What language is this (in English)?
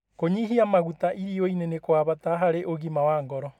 Kikuyu